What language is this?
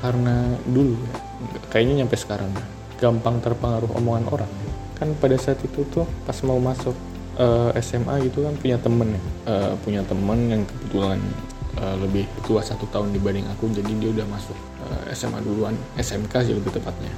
Indonesian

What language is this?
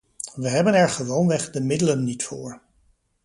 Dutch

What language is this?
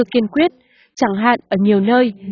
Vietnamese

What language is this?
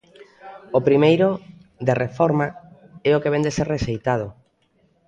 Galician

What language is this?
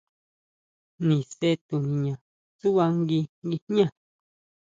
Huautla Mazatec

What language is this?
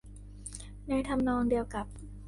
Thai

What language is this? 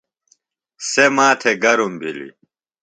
Phalura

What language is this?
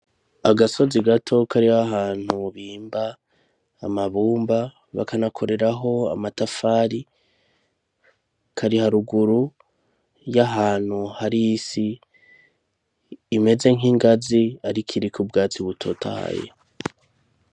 Rundi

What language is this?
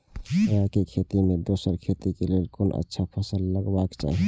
Maithili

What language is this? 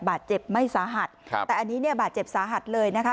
Thai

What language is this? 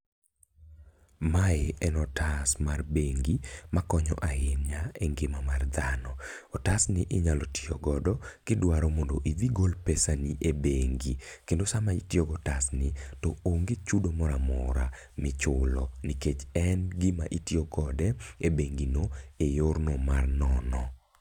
Luo (Kenya and Tanzania)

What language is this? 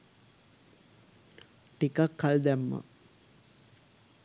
Sinhala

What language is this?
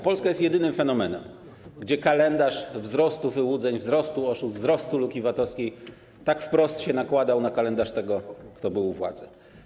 Polish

